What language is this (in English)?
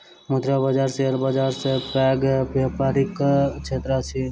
Maithili